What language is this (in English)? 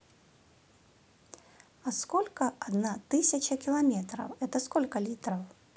Russian